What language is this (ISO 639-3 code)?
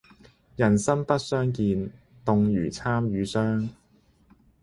yue